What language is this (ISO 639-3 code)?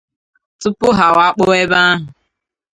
ibo